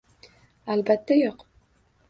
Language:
Uzbek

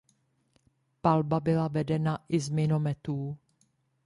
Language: Czech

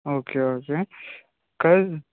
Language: Telugu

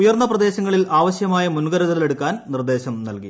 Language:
Malayalam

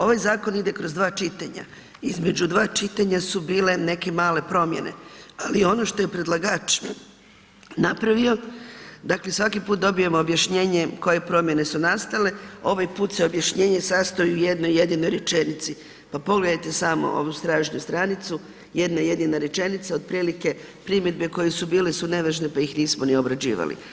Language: Croatian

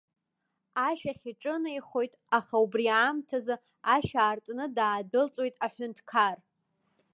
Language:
Abkhazian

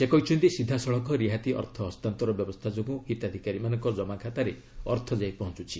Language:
Odia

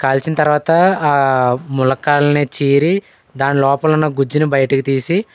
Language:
Telugu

